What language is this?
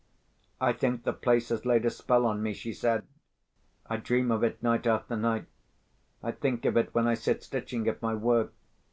English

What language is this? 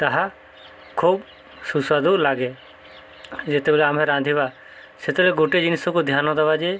Odia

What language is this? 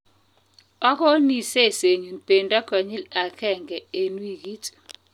Kalenjin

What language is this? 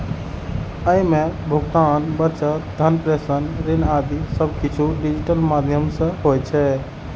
Maithili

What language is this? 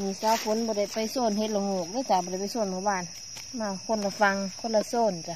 Thai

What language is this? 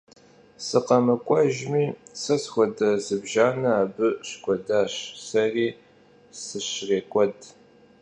Kabardian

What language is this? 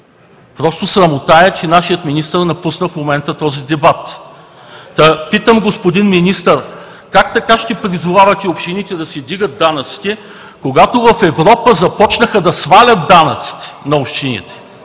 Bulgarian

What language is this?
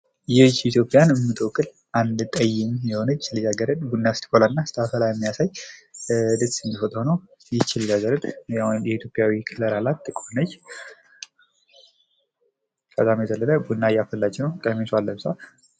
Amharic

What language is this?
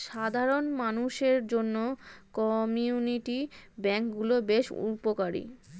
Bangla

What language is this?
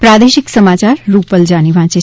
Gujarati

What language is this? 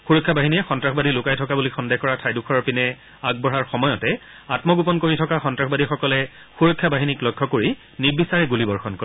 Assamese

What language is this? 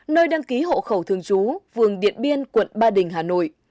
Vietnamese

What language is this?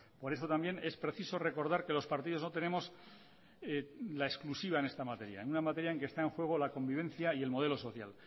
Spanish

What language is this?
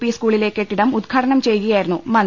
Malayalam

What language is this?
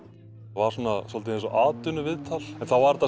Icelandic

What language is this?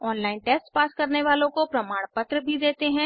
Hindi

